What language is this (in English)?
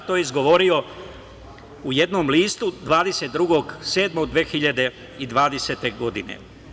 Serbian